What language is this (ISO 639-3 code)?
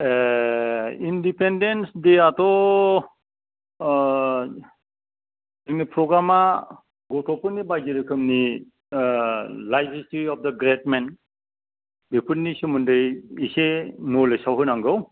brx